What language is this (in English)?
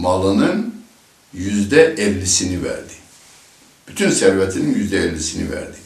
Turkish